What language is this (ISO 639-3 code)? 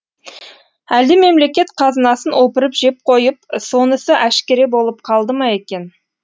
kaz